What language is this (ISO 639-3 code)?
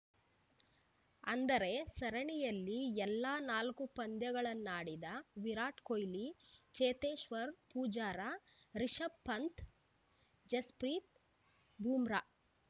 kan